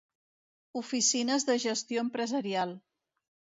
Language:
Catalan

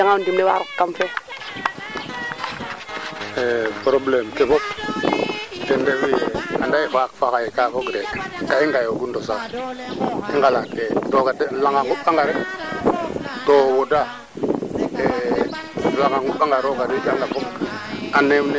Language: Serer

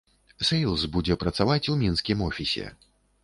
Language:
Belarusian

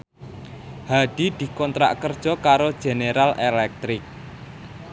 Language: Javanese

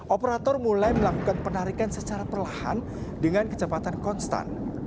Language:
Indonesian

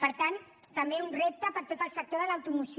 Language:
Catalan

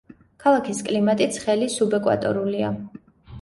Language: Georgian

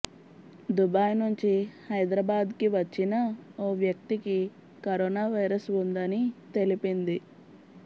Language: Telugu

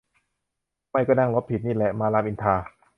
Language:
Thai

